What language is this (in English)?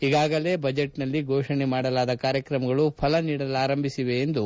Kannada